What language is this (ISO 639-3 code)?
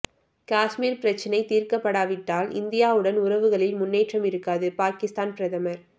tam